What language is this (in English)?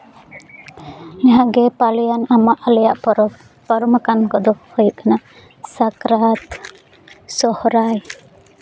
Santali